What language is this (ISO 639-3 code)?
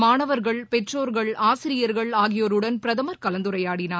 tam